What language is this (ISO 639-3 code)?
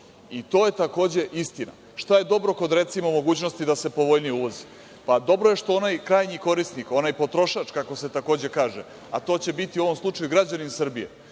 srp